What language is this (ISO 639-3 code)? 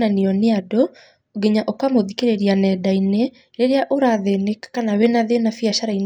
kik